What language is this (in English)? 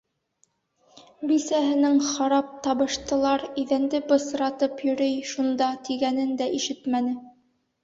Bashkir